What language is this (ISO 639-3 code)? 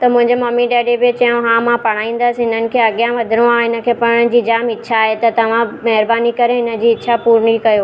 snd